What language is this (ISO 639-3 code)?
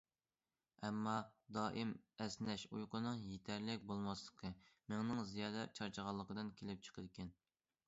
uig